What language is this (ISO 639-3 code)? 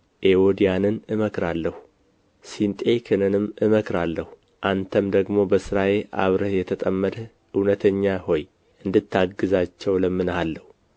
amh